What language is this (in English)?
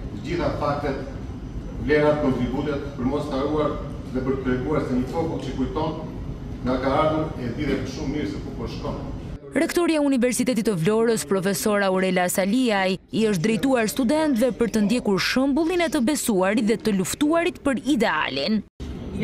Romanian